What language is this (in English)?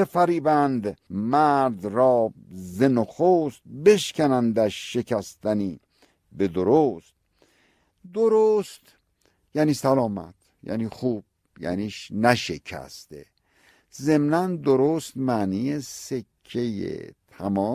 Persian